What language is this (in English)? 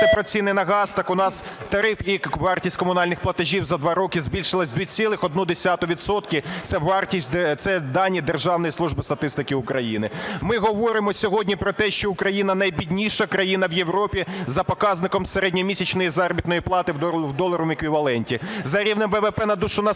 Ukrainian